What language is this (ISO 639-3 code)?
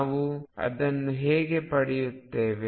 kan